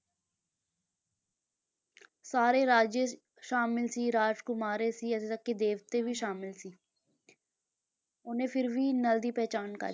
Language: Punjabi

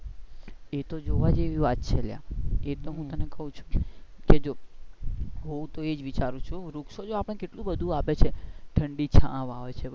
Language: Gujarati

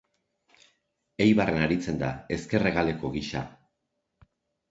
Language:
Basque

